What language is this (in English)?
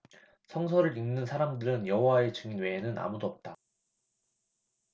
Korean